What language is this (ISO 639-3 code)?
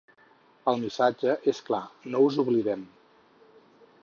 cat